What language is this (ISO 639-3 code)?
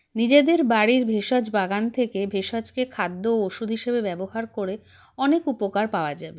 ben